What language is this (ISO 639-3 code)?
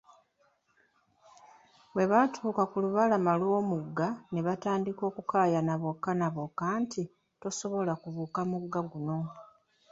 lug